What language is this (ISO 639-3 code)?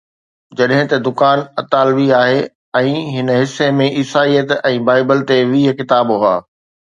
snd